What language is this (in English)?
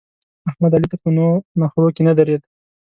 Pashto